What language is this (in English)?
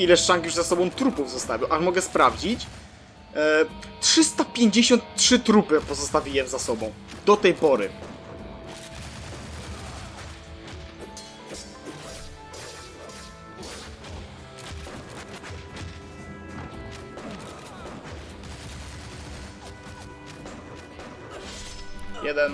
Polish